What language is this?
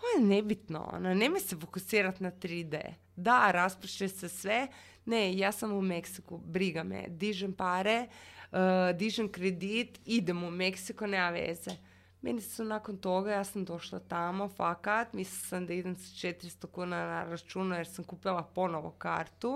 Croatian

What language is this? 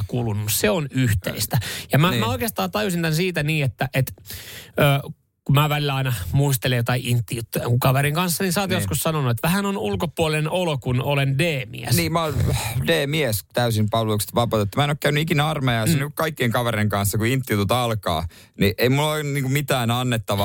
Finnish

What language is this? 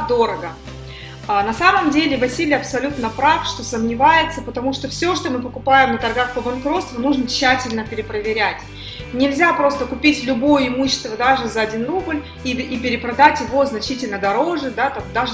Russian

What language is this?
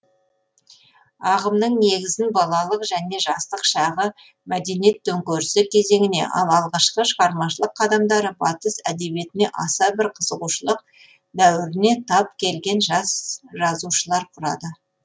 Kazakh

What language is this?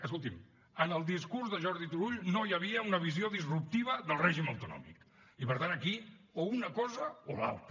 Catalan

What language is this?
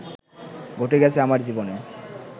Bangla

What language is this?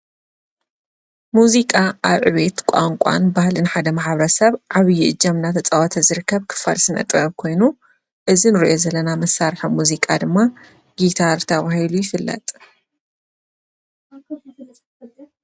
Tigrinya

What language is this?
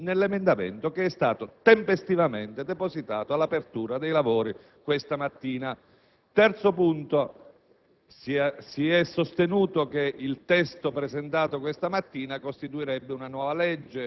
Italian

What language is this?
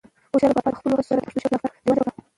Pashto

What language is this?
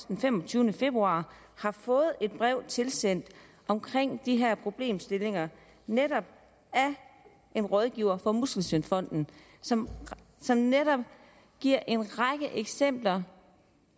Danish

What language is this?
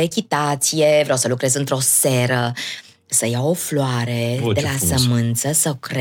Romanian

